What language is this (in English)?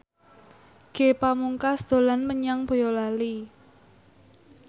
Javanese